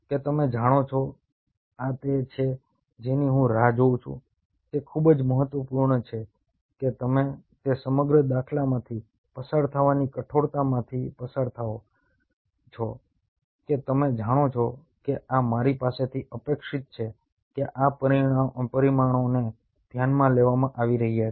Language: Gujarati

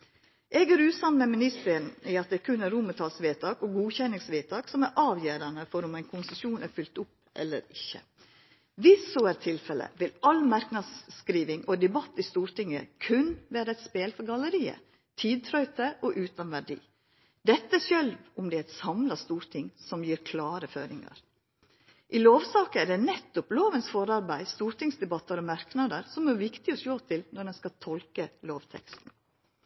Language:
Norwegian Nynorsk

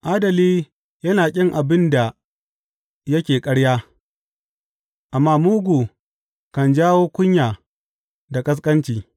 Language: Hausa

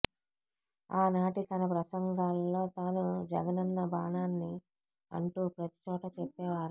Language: Telugu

